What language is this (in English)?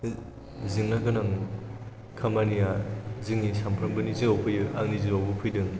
Bodo